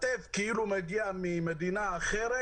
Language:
Hebrew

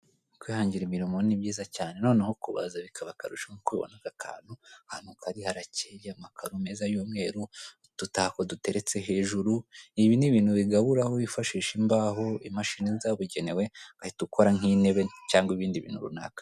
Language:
Kinyarwanda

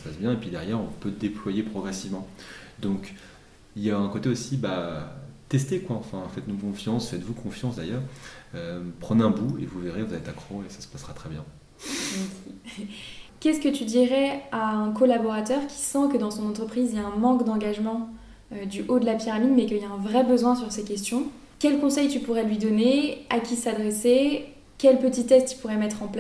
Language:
French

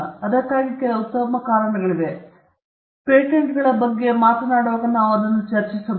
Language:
Kannada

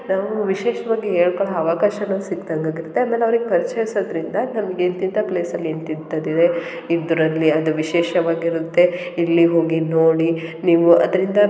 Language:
Kannada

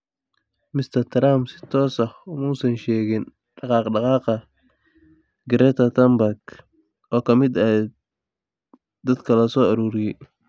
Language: Somali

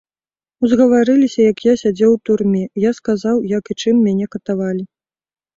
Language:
Belarusian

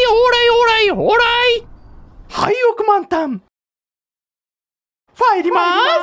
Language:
Japanese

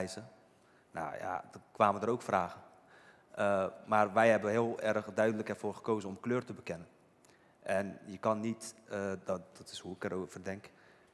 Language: Dutch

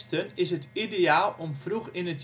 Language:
Dutch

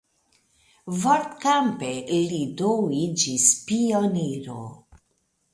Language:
Esperanto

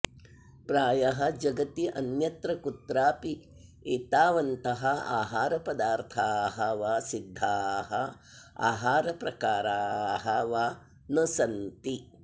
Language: Sanskrit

